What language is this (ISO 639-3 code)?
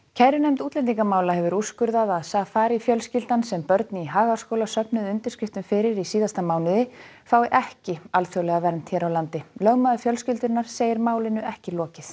isl